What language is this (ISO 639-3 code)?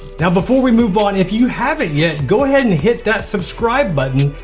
eng